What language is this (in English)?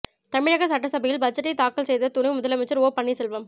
Tamil